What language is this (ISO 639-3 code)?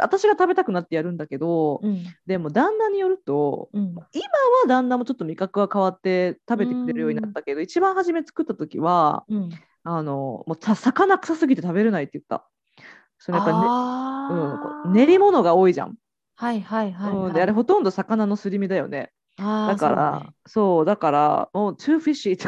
jpn